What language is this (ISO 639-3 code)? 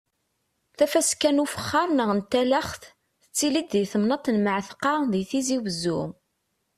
kab